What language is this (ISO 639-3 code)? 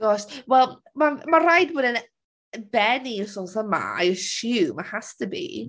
cym